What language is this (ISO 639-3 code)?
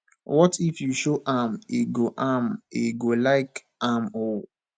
pcm